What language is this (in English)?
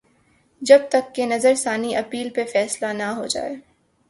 Urdu